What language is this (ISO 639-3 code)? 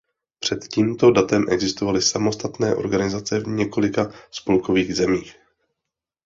ces